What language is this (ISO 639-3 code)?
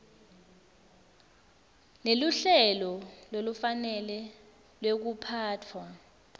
ssw